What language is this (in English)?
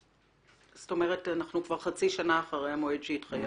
Hebrew